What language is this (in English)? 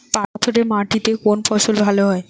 Bangla